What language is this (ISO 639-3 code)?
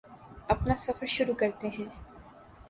urd